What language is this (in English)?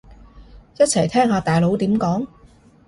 Cantonese